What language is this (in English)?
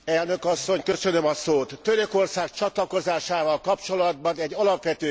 Hungarian